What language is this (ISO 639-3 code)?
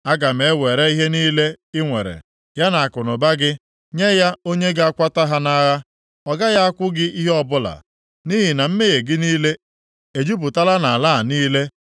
ibo